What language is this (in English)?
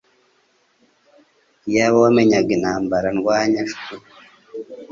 Kinyarwanda